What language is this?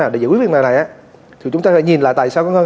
Vietnamese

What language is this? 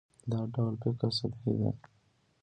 Pashto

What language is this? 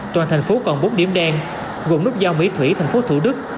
Vietnamese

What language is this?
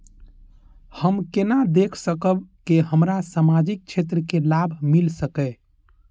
Maithili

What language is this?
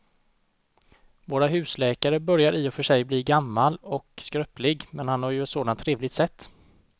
Swedish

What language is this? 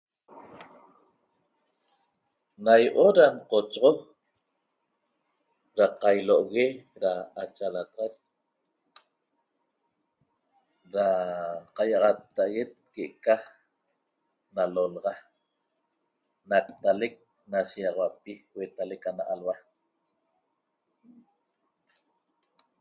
Toba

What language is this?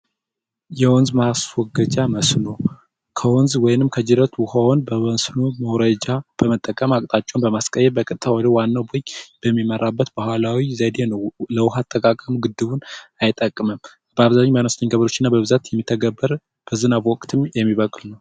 Amharic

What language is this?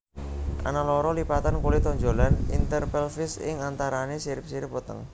Javanese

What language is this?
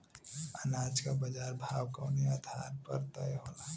Bhojpuri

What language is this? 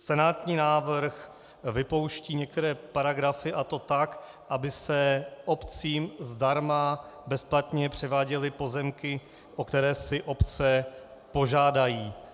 Czech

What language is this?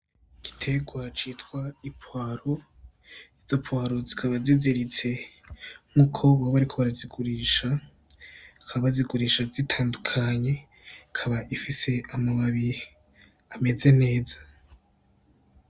Rundi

